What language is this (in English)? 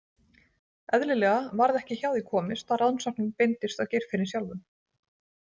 Icelandic